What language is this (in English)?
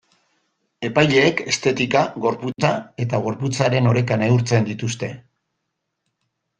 Basque